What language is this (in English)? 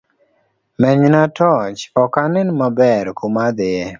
Luo (Kenya and Tanzania)